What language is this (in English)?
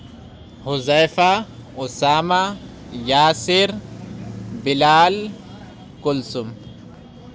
Urdu